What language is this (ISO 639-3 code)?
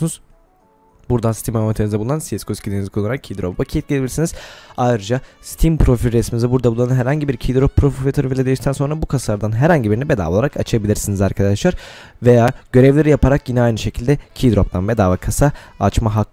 tur